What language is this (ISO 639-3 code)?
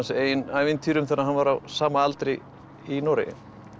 isl